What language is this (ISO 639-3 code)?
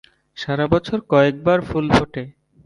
ben